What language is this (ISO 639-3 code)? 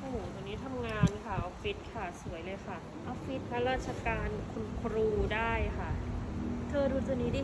tha